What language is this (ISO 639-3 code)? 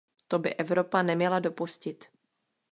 ces